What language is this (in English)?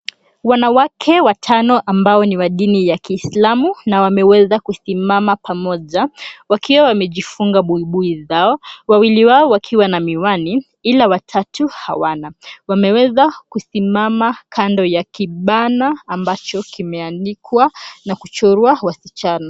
Swahili